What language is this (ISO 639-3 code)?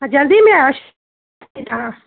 snd